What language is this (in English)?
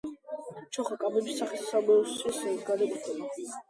Georgian